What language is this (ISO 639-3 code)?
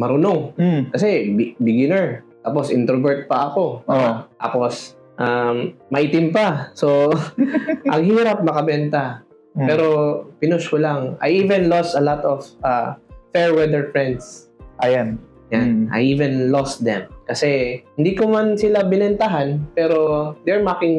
fil